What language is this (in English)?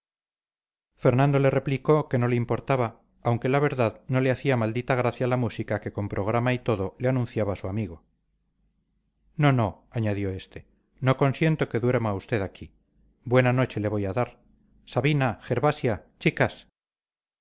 Spanish